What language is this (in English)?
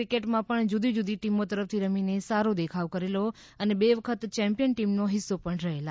Gujarati